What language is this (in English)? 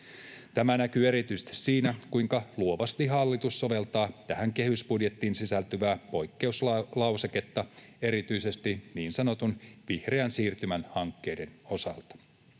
Finnish